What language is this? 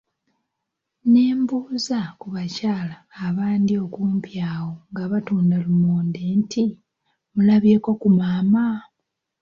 Ganda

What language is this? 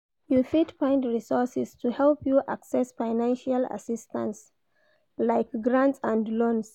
Nigerian Pidgin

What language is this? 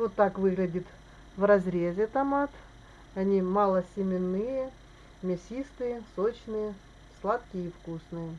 Russian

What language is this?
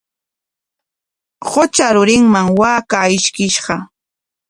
Corongo Ancash Quechua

